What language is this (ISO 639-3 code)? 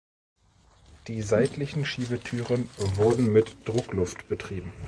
deu